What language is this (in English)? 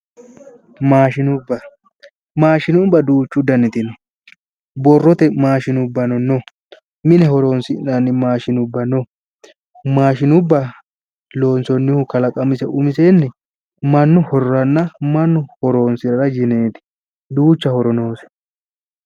Sidamo